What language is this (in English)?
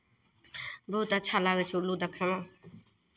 Maithili